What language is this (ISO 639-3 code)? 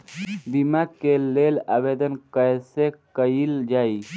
bho